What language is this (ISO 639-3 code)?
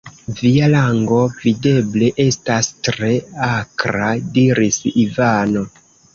epo